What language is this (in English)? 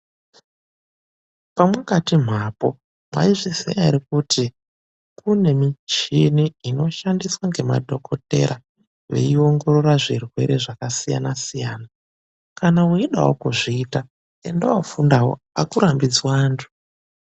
Ndau